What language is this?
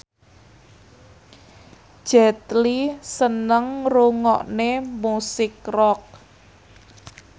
Javanese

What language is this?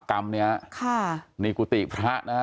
Thai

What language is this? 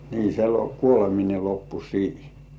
Finnish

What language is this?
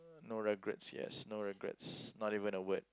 English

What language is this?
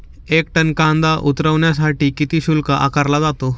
Marathi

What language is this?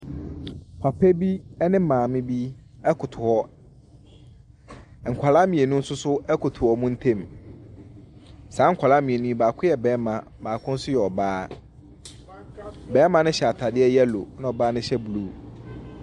Akan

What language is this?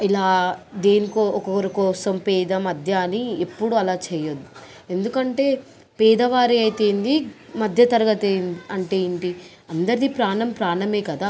Telugu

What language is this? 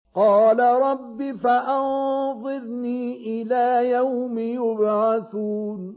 Arabic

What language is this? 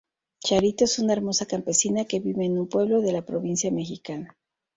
Spanish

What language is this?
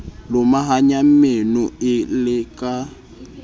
Southern Sotho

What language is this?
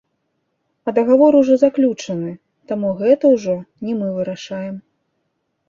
Belarusian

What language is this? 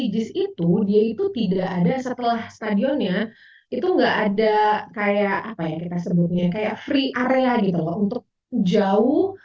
Indonesian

